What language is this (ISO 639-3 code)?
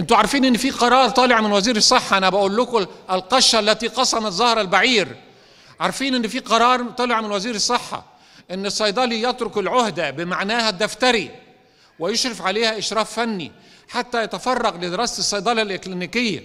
ara